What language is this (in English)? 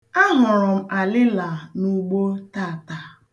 Igbo